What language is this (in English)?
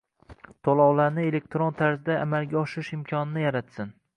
Uzbek